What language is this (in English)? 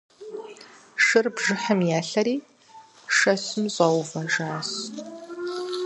Kabardian